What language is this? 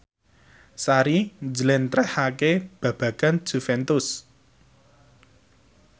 Javanese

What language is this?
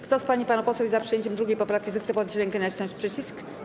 Polish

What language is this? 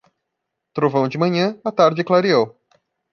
Portuguese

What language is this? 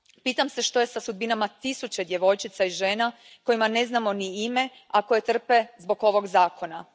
Croatian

